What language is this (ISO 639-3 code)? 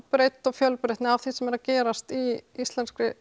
isl